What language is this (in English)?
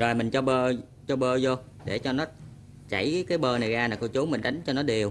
Vietnamese